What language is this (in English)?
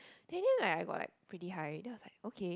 English